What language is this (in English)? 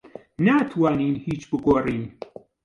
Central Kurdish